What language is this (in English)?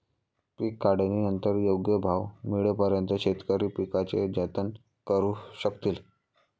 Marathi